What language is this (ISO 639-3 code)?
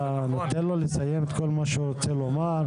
heb